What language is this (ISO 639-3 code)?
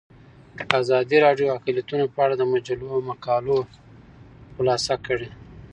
pus